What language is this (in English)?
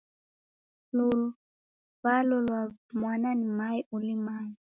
Taita